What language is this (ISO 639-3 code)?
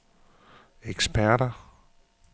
dan